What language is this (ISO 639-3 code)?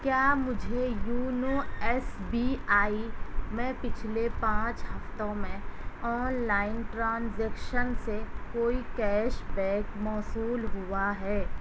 urd